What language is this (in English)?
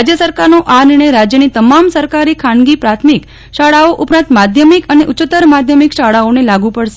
Gujarati